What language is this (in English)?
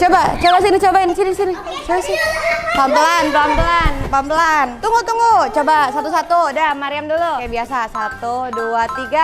Indonesian